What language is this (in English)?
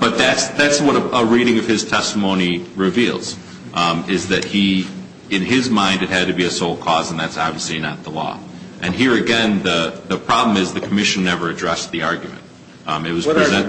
English